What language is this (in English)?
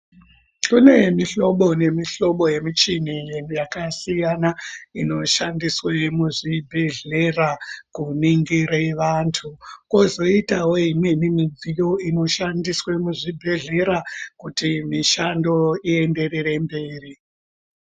Ndau